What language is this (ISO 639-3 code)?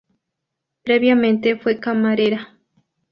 spa